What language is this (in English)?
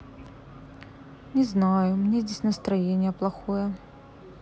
Russian